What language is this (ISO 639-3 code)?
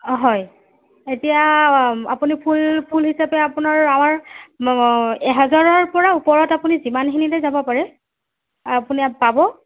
asm